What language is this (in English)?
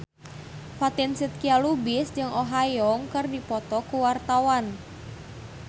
Sundanese